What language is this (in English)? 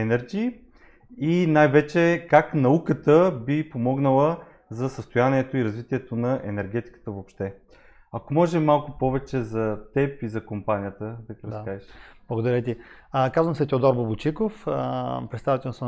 Bulgarian